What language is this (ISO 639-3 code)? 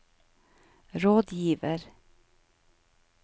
nor